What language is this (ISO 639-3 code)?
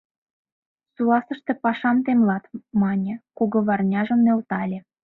chm